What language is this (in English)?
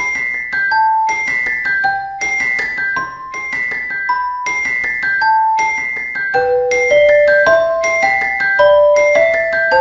Italian